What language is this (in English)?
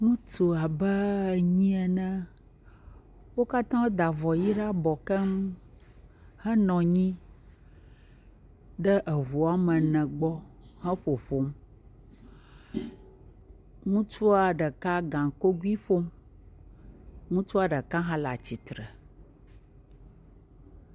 Ewe